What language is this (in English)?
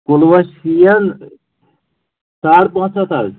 Kashmiri